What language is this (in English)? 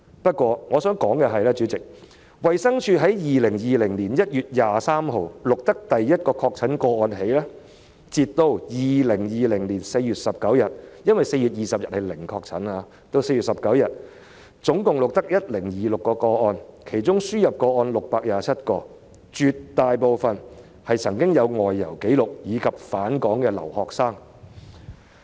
Cantonese